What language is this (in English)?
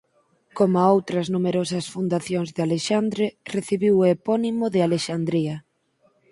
Galician